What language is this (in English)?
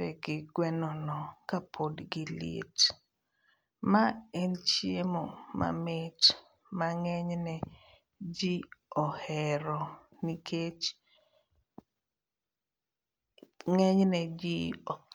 Luo (Kenya and Tanzania)